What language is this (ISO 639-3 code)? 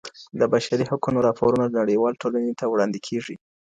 pus